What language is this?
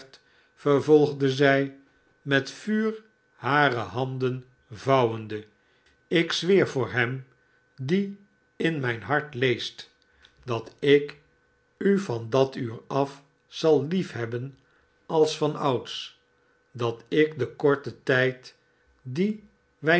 Dutch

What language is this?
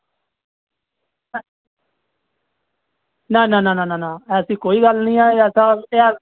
Dogri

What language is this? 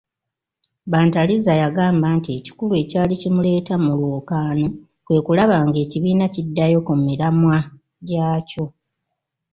Ganda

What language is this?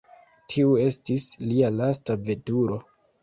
Esperanto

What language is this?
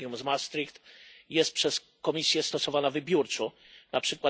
Polish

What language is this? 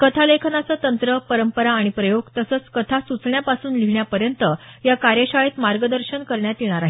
Marathi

